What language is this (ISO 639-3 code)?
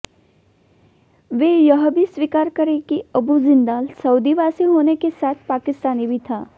hin